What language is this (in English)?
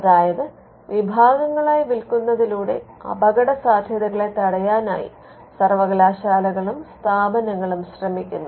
Malayalam